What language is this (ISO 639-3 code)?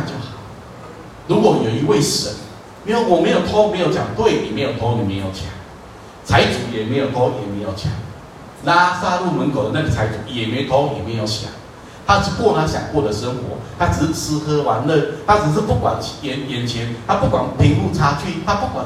zho